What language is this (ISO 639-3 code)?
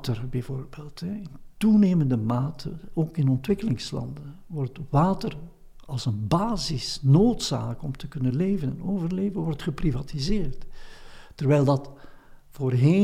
nld